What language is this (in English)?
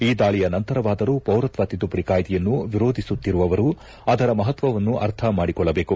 Kannada